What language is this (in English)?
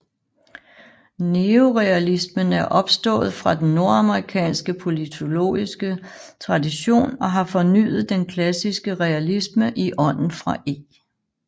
Danish